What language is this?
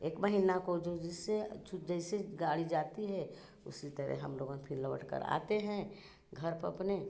Hindi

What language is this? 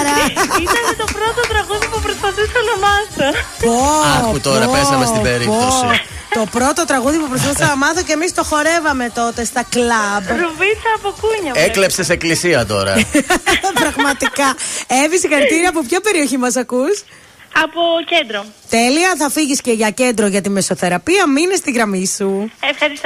Greek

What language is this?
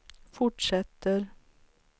Swedish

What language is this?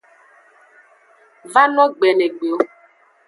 Aja (Benin)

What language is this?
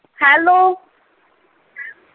Punjabi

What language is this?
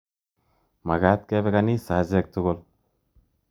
Kalenjin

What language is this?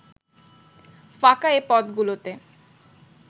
Bangla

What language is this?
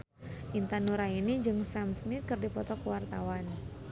Sundanese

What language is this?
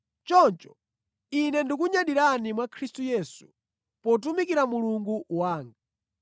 Nyanja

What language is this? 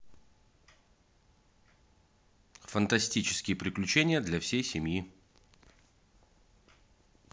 Russian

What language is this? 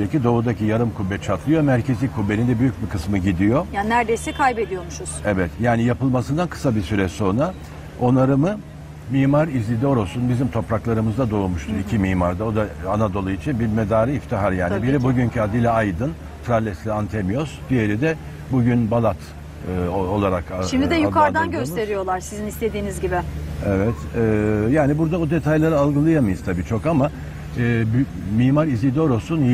Turkish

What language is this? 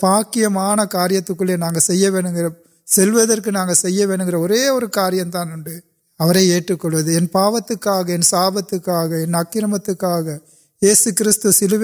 Urdu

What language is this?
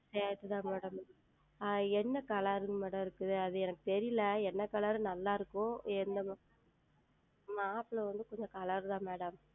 Tamil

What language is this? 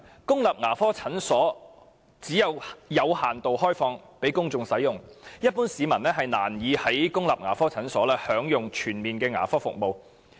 Cantonese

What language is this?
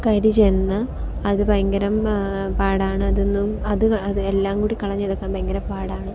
Malayalam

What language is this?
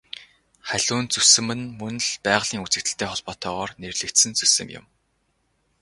Mongolian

